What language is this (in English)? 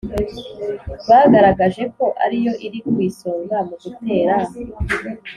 Kinyarwanda